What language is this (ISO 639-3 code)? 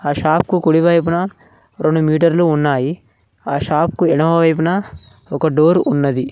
tel